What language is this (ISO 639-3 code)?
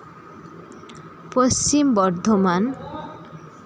sat